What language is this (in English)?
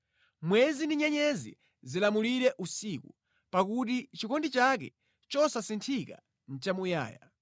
Nyanja